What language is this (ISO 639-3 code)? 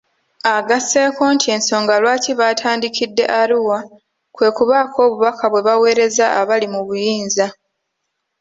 lug